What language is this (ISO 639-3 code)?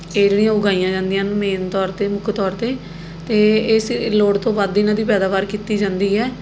pan